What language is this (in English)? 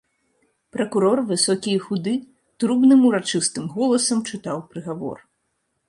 Belarusian